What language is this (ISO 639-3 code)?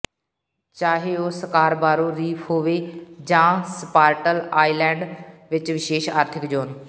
pan